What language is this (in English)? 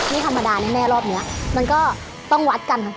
Thai